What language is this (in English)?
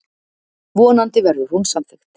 Icelandic